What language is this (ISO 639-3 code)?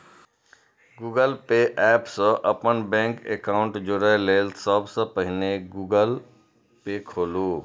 mai